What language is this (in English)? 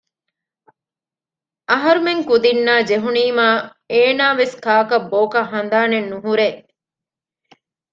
Divehi